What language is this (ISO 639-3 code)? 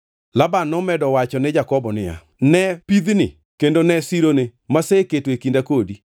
luo